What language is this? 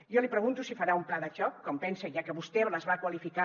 Catalan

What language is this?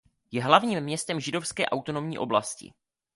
Czech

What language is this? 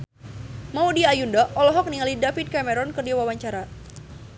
Sundanese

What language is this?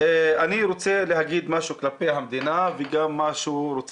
Hebrew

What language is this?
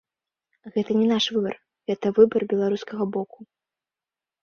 Belarusian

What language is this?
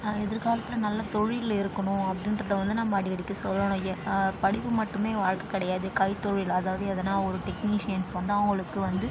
Tamil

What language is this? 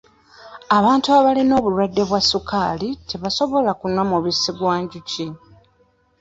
Ganda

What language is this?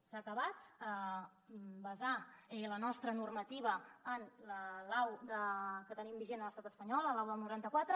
Catalan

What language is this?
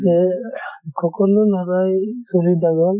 Assamese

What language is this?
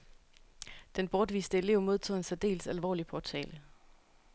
Danish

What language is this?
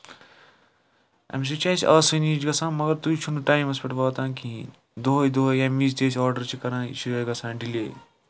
Kashmiri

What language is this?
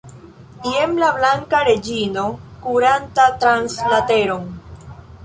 Esperanto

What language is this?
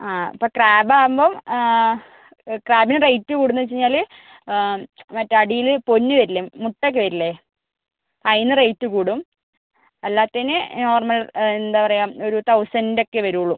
Malayalam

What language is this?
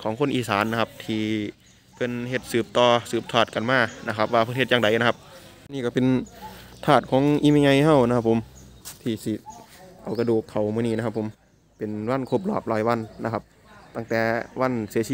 Thai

